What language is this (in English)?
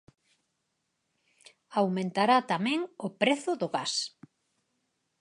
Galician